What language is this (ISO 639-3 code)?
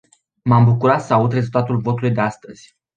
ron